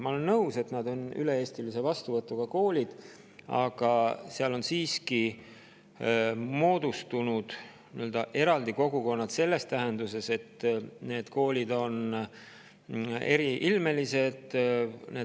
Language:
Estonian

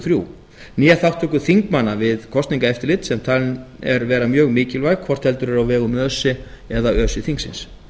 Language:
Icelandic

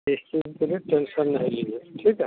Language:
Hindi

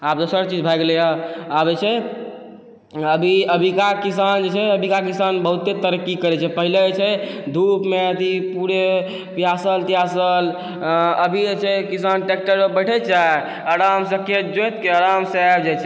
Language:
Maithili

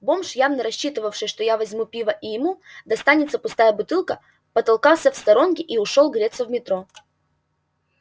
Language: Russian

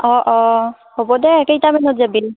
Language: Assamese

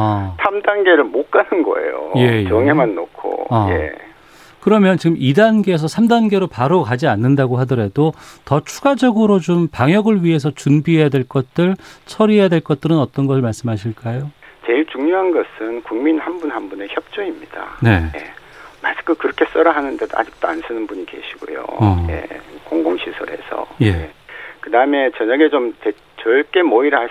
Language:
Korean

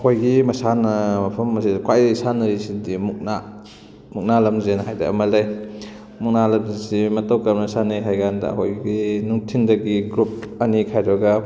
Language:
Manipuri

